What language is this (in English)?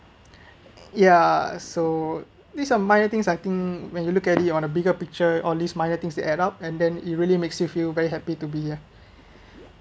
English